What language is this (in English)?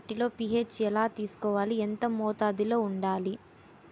Telugu